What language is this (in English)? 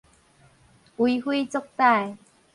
Min Nan Chinese